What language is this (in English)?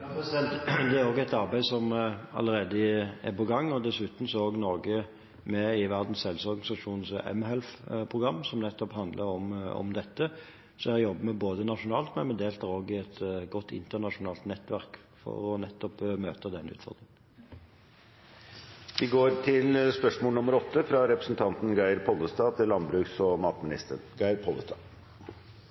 Norwegian Bokmål